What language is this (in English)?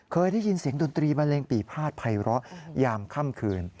Thai